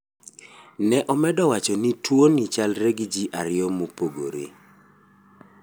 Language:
Luo (Kenya and Tanzania)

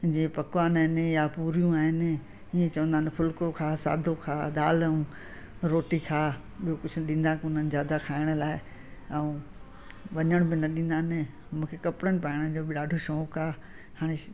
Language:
Sindhi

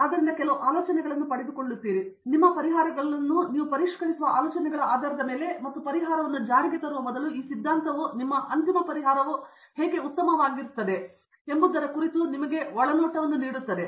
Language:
Kannada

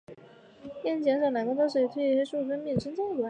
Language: Chinese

